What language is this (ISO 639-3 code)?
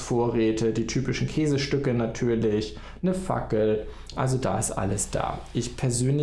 deu